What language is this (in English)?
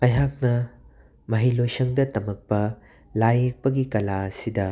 Manipuri